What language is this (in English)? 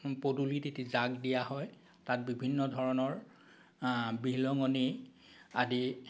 Assamese